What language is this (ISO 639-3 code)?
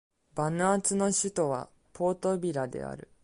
jpn